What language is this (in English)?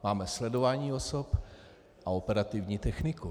Czech